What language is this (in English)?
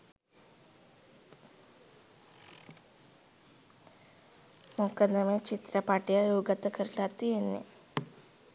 Sinhala